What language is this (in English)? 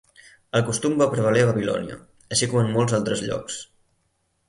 Catalan